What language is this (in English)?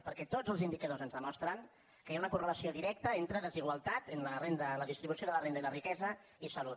Catalan